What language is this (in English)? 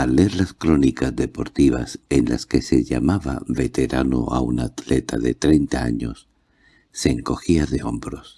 Spanish